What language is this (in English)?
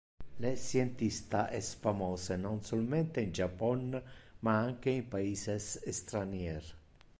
Interlingua